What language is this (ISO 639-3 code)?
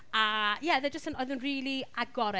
cym